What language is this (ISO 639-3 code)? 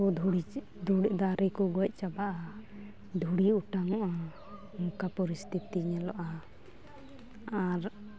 sat